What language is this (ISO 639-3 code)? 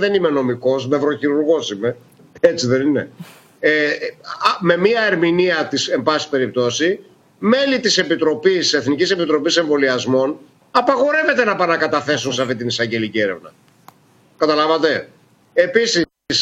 ell